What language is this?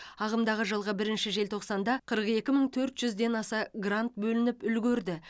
Kazakh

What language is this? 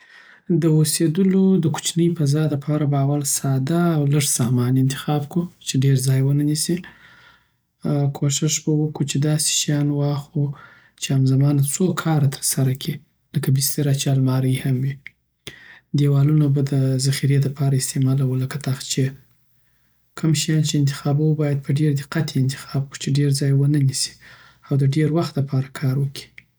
Southern Pashto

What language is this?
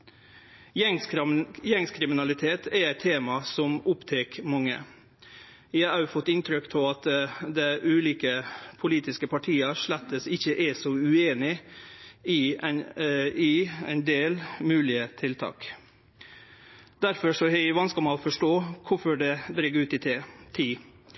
Norwegian Nynorsk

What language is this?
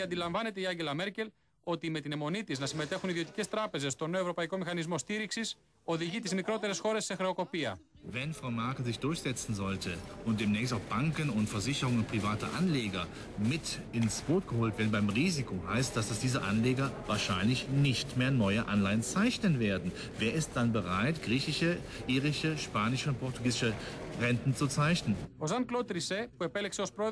Greek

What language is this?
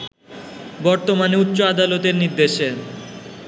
Bangla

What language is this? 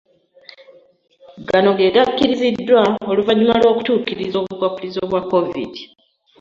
Ganda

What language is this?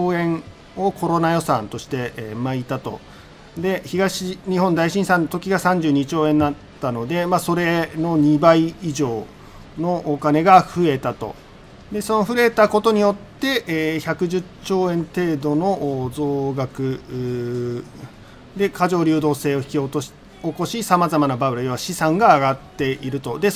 Japanese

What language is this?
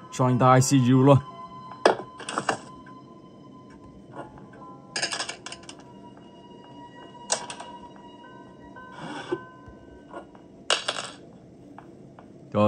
Vietnamese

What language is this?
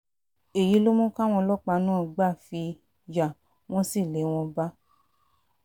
Yoruba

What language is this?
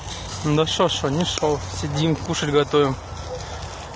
Russian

